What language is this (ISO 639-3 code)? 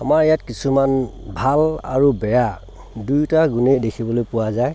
asm